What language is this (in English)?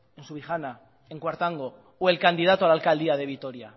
Spanish